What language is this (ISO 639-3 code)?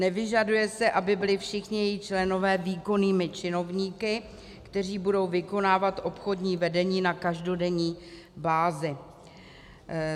ces